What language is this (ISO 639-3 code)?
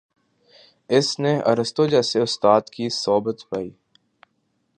urd